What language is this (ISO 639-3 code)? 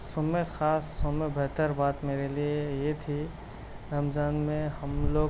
urd